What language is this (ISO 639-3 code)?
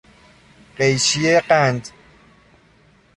fas